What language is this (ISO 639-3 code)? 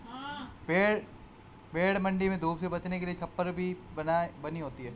hin